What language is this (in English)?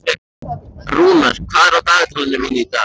Icelandic